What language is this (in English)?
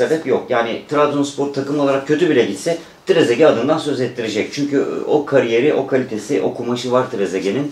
Turkish